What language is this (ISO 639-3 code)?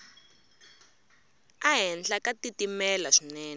tso